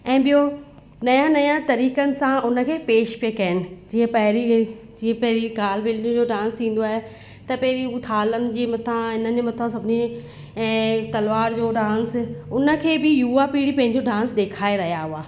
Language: Sindhi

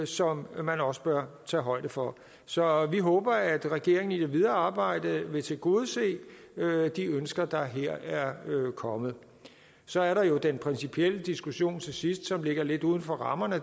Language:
Danish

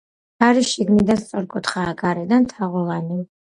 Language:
Georgian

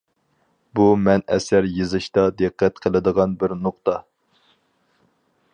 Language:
Uyghur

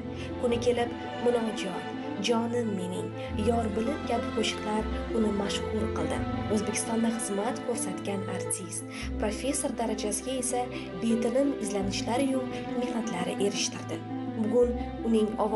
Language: Turkish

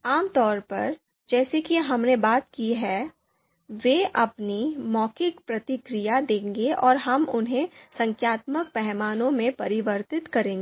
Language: Hindi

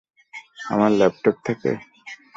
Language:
Bangla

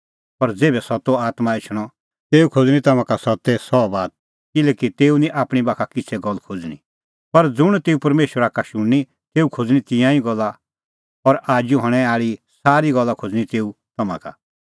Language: Kullu Pahari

